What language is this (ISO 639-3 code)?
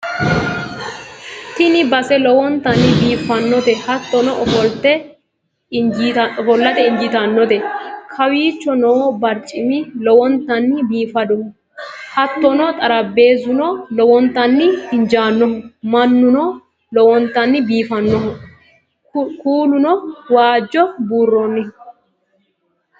sid